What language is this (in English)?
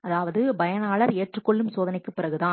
Tamil